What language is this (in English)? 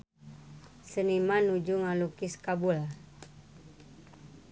Sundanese